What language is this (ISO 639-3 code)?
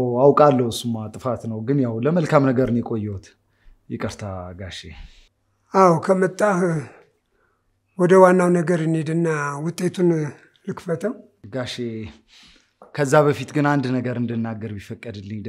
ara